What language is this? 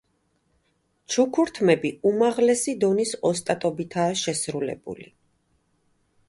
Georgian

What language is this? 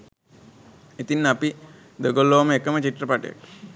Sinhala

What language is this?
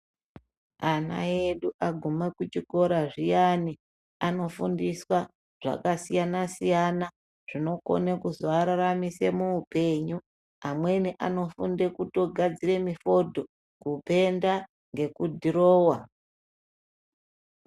Ndau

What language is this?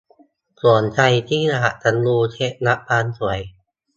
Thai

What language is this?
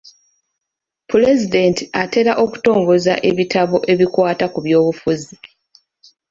Ganda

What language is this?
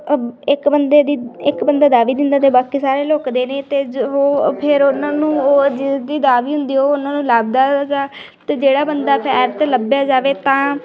Punjabi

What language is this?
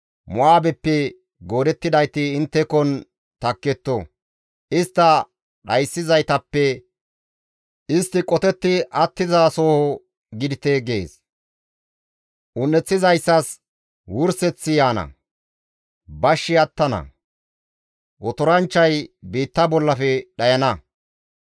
Gamo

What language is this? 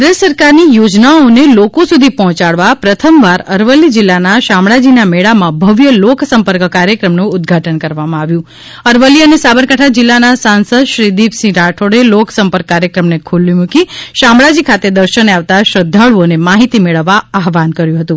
Gujarati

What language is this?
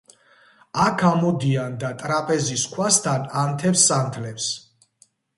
Georgian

